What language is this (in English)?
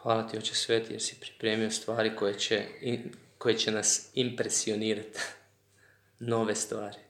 Croatian